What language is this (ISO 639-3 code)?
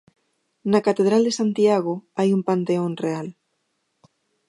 glg